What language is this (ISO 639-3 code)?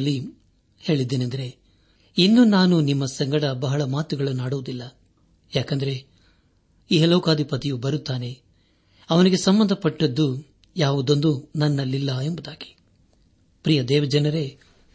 kan